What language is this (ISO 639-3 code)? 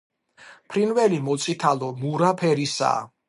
kat